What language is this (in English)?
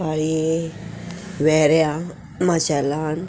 Konkani